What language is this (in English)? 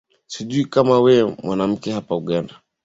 Swahili